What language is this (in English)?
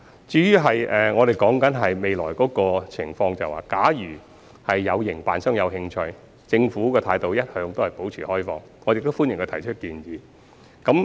Cantonese